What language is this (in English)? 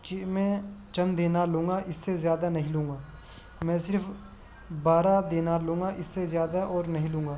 Urdu